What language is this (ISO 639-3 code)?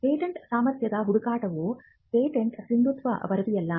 kan